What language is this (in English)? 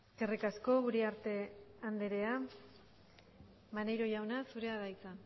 Basque